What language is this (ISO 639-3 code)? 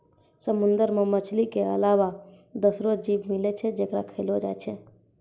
mai